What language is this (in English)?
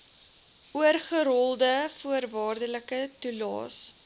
Afrikaans